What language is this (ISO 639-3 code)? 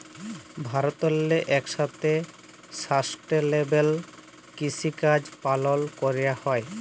ben